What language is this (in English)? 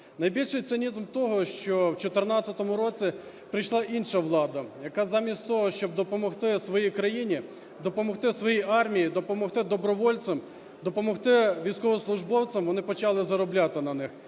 Ukrainian